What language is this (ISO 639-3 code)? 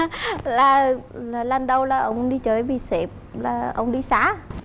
vie